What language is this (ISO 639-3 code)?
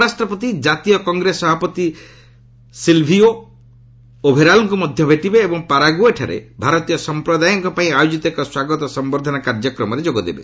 ori